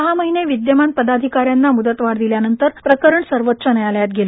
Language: Marathi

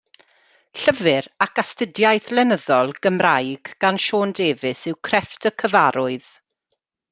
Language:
Welsh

